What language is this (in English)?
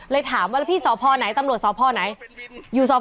Thai